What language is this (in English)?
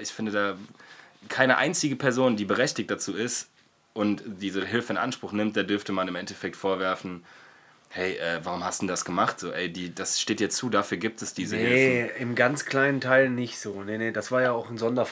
German